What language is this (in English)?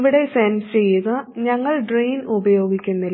Malayalam